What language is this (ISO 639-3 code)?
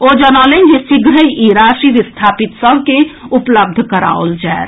mai